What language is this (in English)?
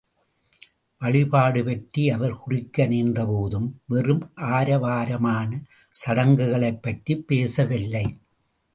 Tamil